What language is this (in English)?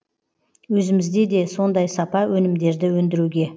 Kazakh